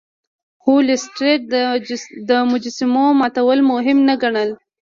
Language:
Pashto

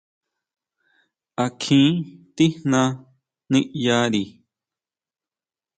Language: Huautla Mazatec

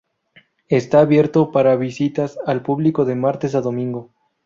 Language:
Spanish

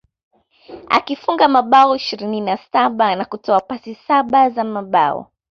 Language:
Swahili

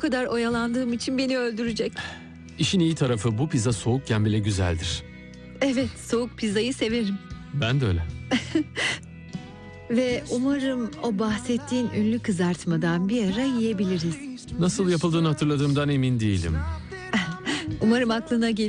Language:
Turkish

